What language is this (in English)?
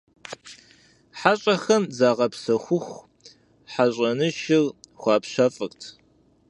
Kabardian